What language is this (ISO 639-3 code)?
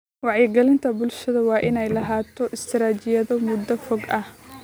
som